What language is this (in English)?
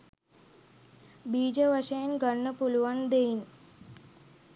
Sinhala